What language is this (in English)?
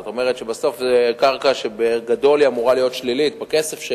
Hebrew